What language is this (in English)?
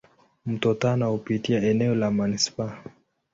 Swahili